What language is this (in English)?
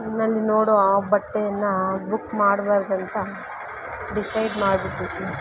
Kannada